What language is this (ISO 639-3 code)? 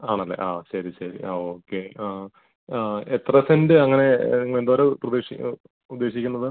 mal